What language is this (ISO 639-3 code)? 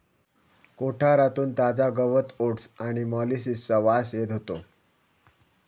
mar